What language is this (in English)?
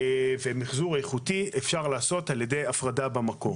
Hebrew